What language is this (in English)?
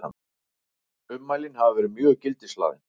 Icelandic